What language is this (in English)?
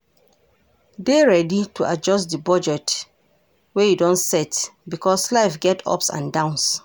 Nigerian Pidgin